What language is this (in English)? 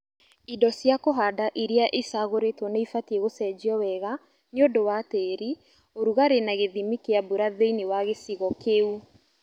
Kikuyu